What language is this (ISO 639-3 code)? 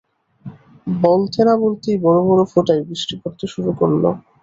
ben